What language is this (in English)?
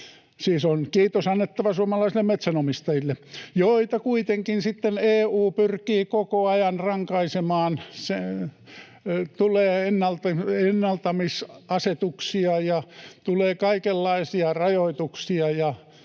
Finnish